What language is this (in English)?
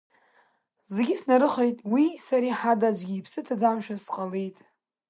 Abkhazian